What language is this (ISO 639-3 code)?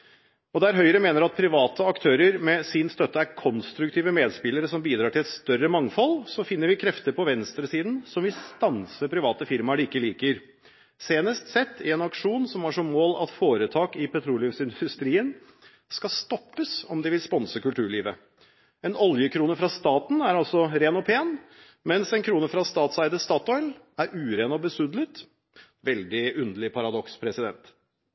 nob